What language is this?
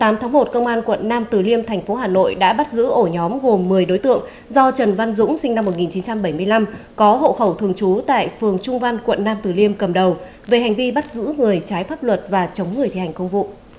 Vietnamese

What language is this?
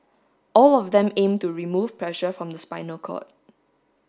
English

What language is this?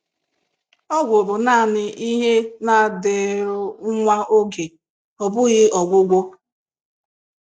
Igbo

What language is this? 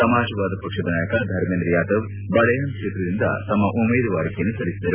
Kannada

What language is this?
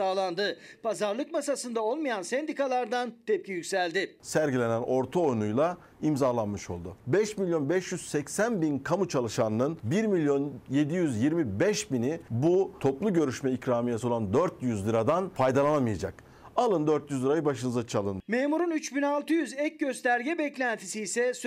Turkish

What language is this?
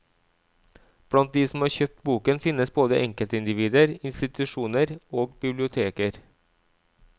Norwegian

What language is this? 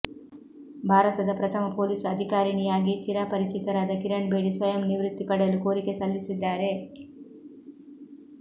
Kannada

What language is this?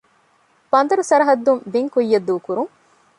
Divehi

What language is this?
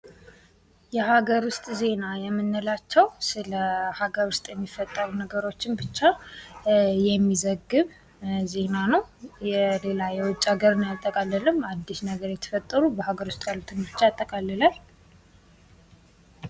Amharic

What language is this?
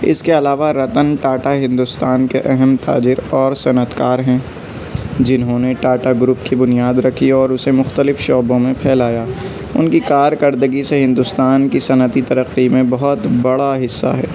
Urdu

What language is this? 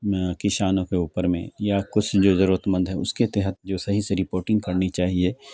Urdu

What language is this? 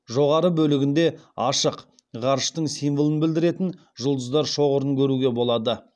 Kazakh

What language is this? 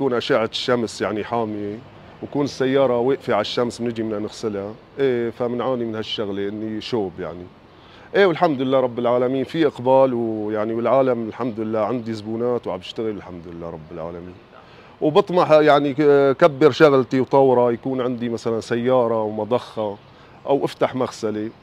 Arabic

